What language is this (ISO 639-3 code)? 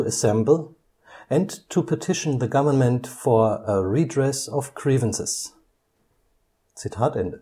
deu